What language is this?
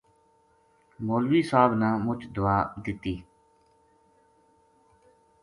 Gujari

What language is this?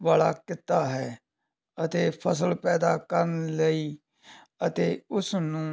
Punjabi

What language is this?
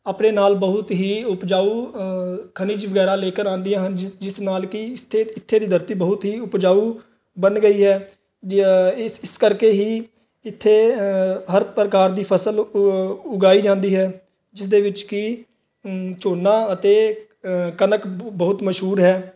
Punjabi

